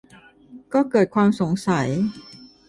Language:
Thai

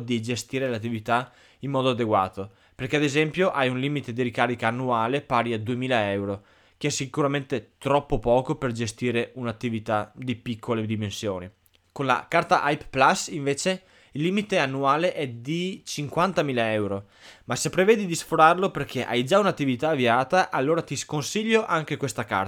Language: Italian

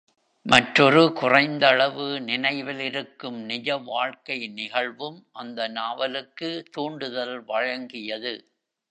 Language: Tamil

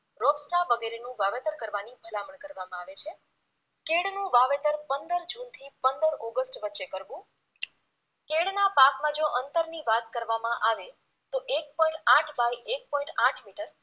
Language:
Gujarati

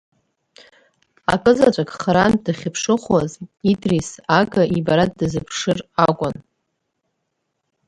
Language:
Abkhazian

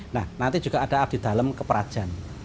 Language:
Indonesian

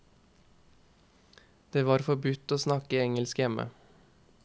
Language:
Norwegian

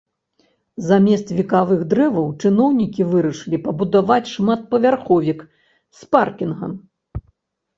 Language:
Belarusian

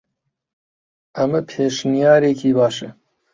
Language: Central Kurdish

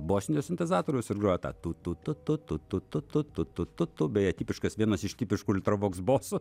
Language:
Lithuanian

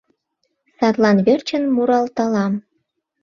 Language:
Mari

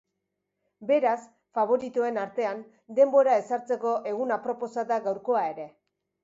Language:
Basque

